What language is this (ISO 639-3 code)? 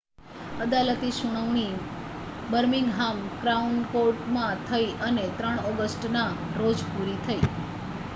guj